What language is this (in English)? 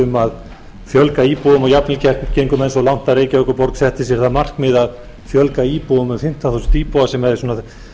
Icelandic